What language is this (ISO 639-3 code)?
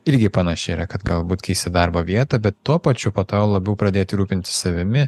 lit